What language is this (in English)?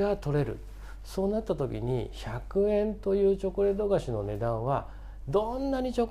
Japanese